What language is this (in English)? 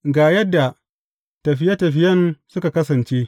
Hausa